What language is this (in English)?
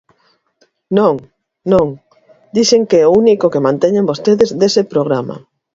Galician